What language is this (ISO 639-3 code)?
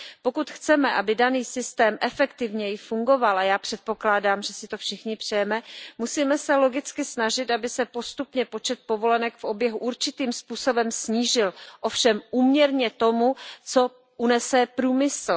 ces